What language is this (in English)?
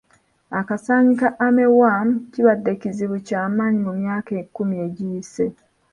Ganda